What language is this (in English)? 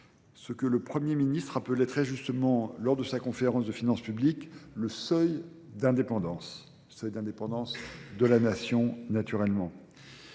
French